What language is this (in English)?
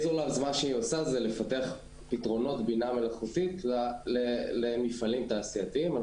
Hebrew